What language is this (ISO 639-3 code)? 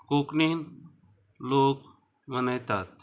kok